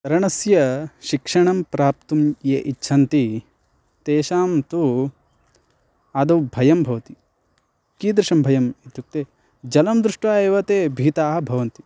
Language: Sanskrit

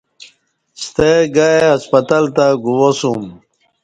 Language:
Kati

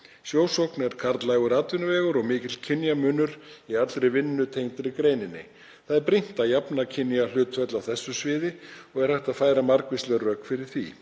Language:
Icelandic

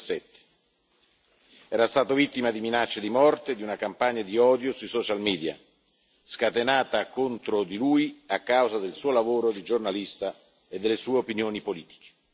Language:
Italian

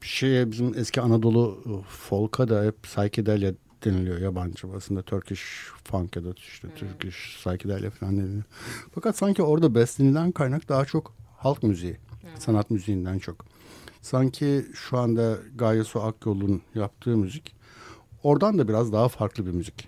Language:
Turkish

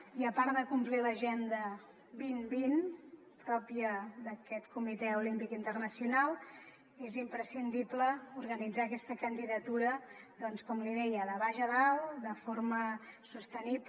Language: Catalan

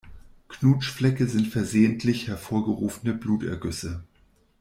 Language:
German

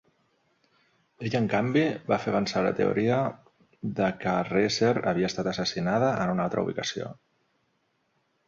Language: Catalan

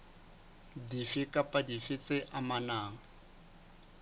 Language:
Southern Sotho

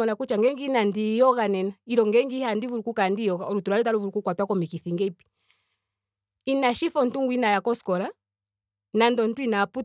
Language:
Ndonga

